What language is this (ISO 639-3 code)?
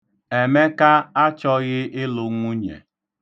ibo